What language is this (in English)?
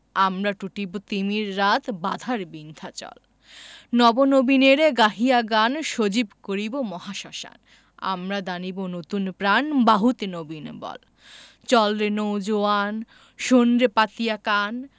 Bangla